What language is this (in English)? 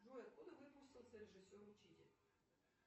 Russian